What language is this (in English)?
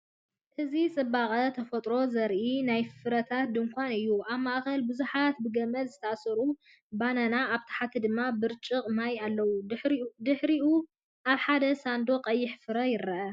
Tigrinya